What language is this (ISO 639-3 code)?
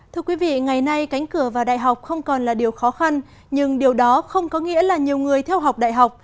vie